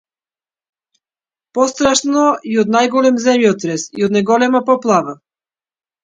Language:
Macedonian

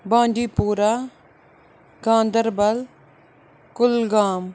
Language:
Kashmiri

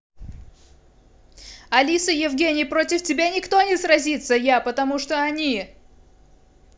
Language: Russian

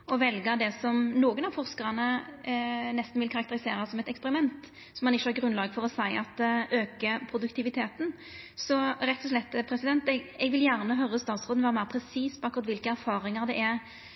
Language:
Norwegian Nynorsk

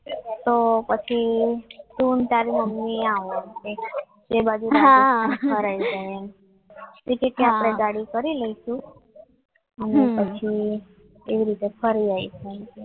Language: Gujarati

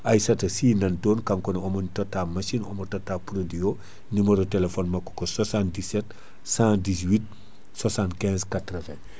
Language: Fula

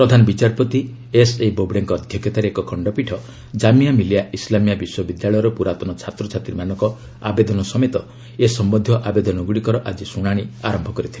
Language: Odia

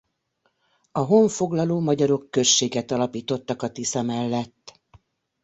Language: Hungarian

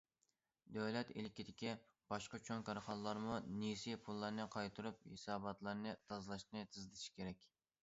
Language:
Uyghur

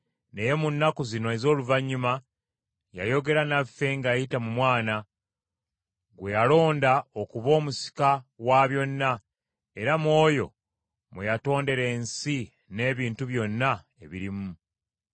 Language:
Ganda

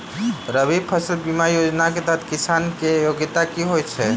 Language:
Maithili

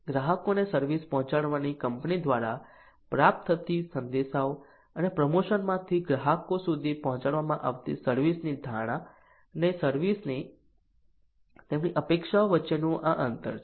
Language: Gujarati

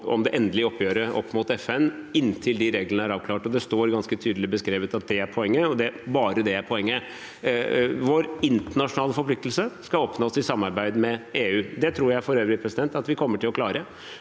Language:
Norwegian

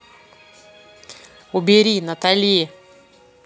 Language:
Russian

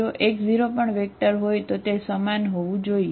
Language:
Gujarati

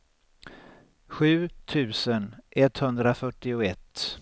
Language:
Swedish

